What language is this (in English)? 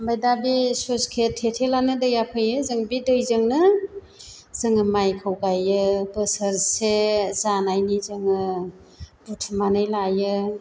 Bodo